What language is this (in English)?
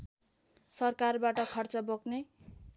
Nepali